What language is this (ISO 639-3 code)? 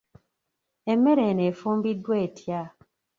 lug